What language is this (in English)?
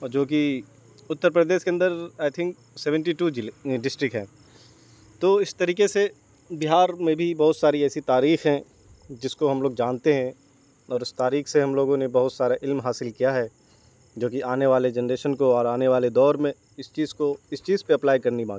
Urdu